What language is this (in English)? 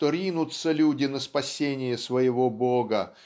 Russian